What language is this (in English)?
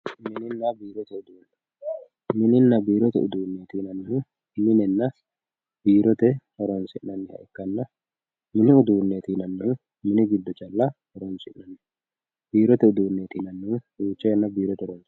Sidamo